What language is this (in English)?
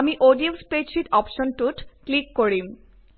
Assamese